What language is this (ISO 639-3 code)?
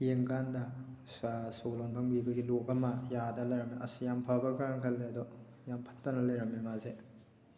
mni